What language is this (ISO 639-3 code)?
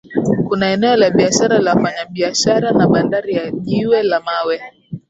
swa